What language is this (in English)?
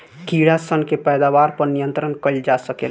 Bhojpuri